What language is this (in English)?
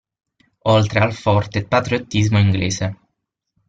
Italian